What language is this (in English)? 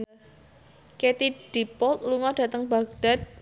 Javanese